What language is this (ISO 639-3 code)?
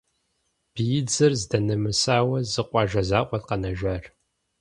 kbd